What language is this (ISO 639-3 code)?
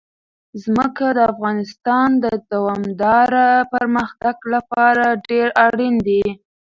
pus